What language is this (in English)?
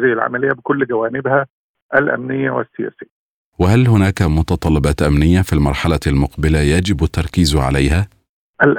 Arabic